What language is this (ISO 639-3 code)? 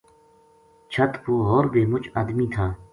gju